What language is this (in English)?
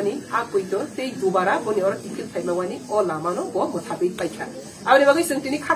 Romanian